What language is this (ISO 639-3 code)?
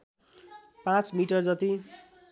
nep